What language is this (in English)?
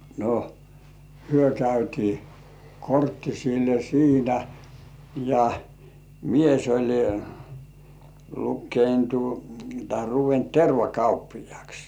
Finnish